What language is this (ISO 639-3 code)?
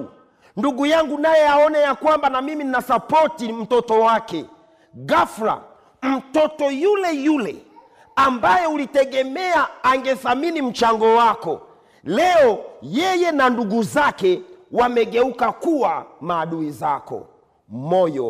swa